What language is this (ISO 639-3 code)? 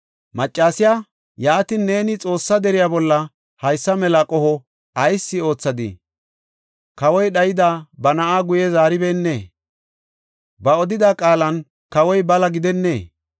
gof